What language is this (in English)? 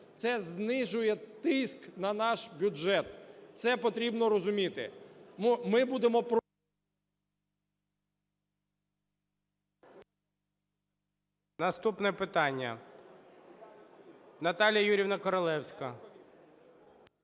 Ukrainian